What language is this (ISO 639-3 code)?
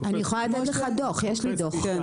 heb